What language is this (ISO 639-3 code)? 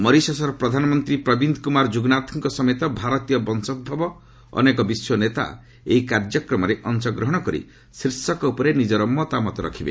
ori